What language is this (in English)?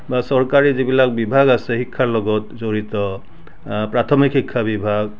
Assamese